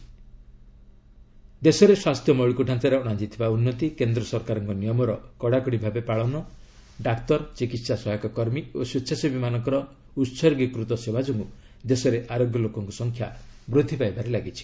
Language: Odia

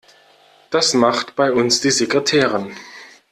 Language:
German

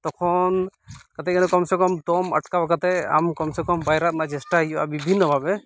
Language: Santali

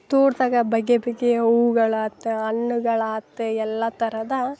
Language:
Kannada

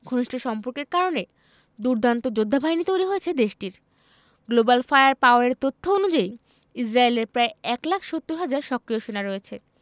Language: Bangla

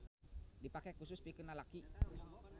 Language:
Sundanese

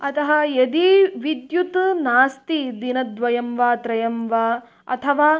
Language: Sanskrit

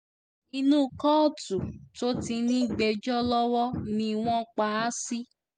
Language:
Yoruba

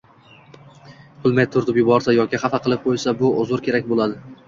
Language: Uzbek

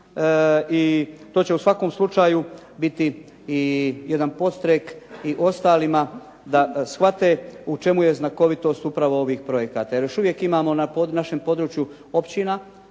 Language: Croatian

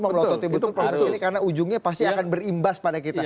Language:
Indonesian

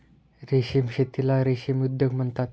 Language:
Marathi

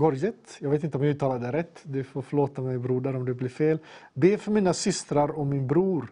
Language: Swedish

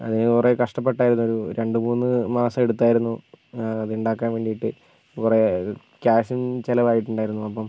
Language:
Malayalam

